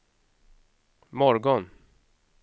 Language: Swedish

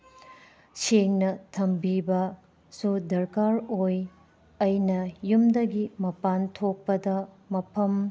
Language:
Manipuri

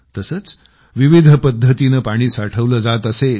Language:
Marathi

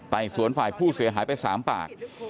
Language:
Thai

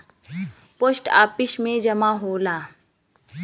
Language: Bhojpuri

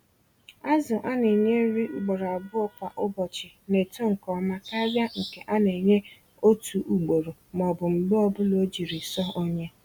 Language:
Igbo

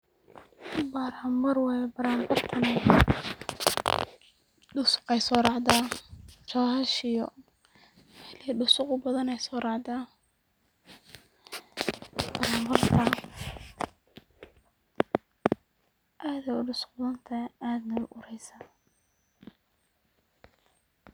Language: Somali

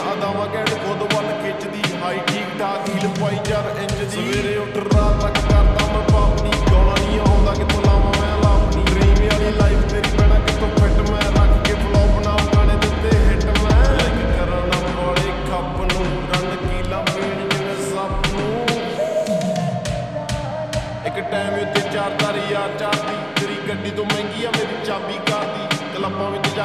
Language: Romanian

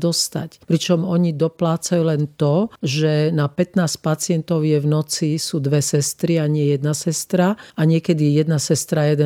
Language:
Slovak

